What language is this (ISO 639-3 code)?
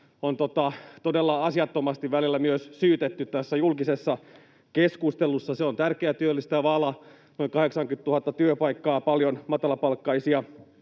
fin